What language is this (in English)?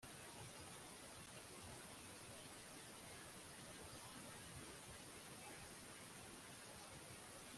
Kinyarwanda